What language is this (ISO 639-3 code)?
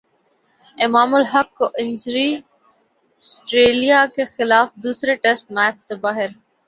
urd